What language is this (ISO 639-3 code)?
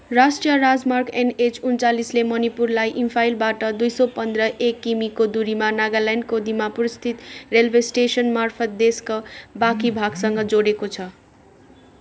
nep